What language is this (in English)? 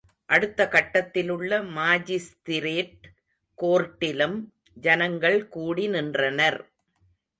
Tamil